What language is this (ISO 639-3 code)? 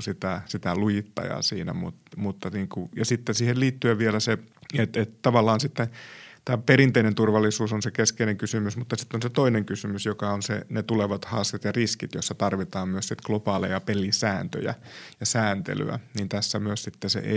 fin